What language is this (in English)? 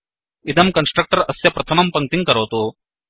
Sanskrit